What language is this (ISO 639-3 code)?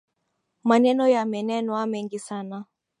swa